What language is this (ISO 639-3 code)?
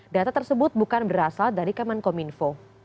ind